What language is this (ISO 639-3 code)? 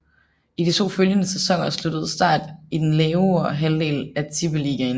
dan